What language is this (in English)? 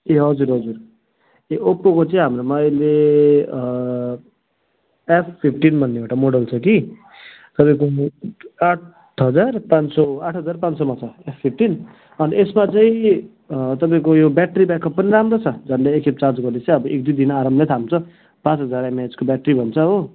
Nepali